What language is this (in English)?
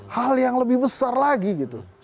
Indonesian